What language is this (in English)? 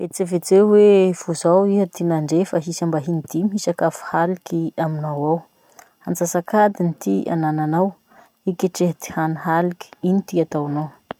Masikoro Malagasy